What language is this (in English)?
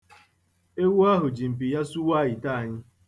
Igbo